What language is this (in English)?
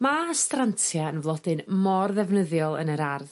Welsh